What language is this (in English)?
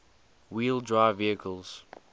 English